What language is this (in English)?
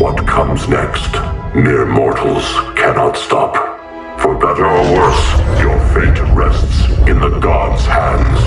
English